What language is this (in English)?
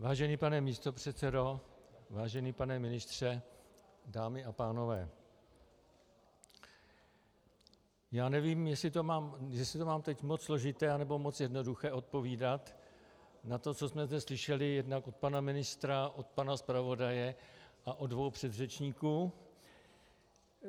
Czech